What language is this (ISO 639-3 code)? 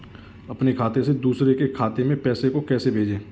hin